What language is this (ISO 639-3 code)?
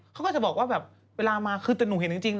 tha